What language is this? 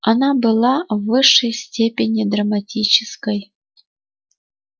Russian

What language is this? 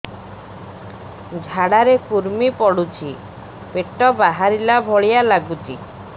Odia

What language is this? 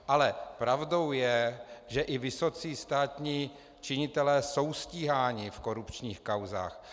Czech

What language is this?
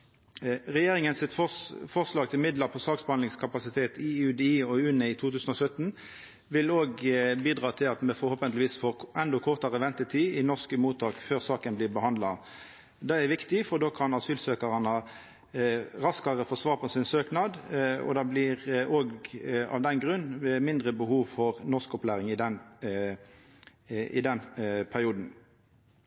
Norwegian Nynorsk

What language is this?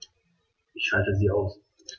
German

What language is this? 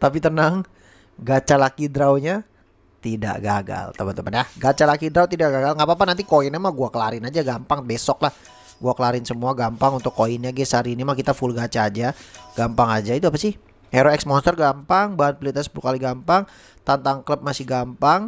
Indonesian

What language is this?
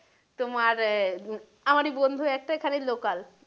Bangla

